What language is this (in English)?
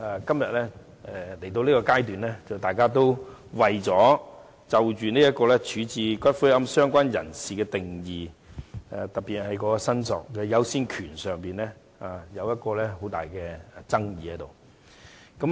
Cantonese